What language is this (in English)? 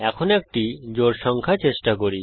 Bangla